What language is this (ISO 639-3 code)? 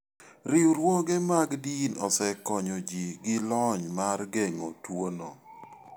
luo